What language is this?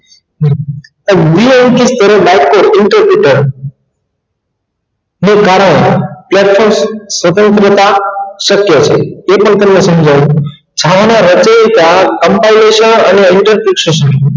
Gujarati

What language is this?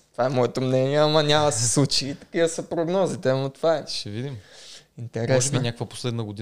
Bulgarian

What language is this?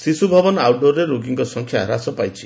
Odia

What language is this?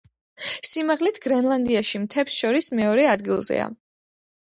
Georgian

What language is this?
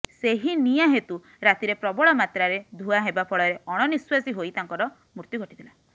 Odia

